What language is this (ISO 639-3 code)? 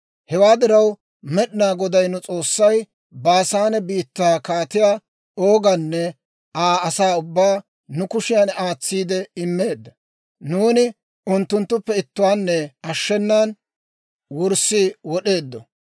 dwr